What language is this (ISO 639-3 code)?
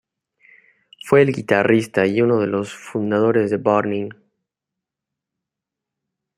spa